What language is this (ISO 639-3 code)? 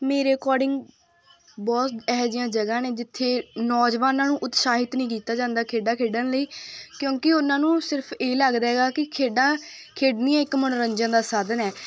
pan